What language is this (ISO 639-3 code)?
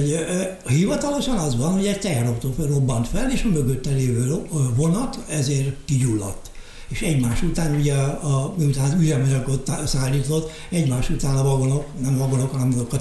hun